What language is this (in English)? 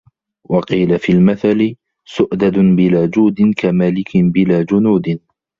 Arabic